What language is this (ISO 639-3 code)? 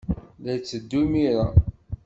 kab